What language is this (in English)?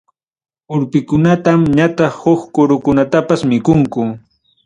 Ayacucho Quechua